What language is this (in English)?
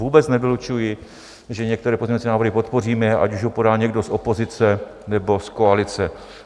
Czech